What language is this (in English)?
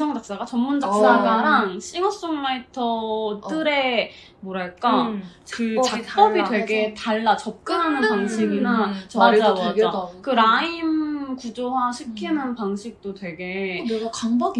Korean